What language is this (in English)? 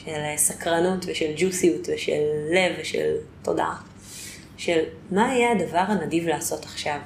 Hebrew